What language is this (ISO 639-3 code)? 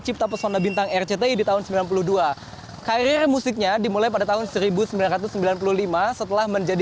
ind